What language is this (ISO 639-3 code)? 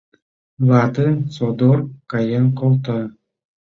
chm